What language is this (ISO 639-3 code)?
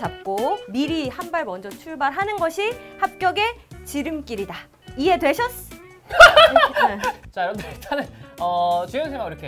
kor